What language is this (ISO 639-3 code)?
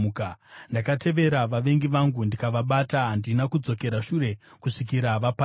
sna